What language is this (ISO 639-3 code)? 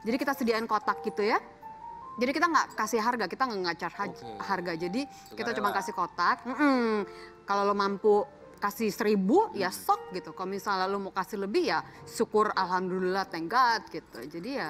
ind